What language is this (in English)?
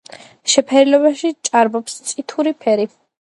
Georgian